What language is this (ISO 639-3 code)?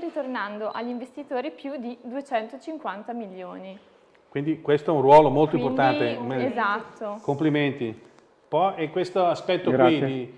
ita